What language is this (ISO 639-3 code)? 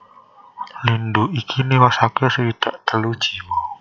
jav